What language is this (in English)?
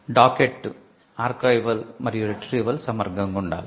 Telugu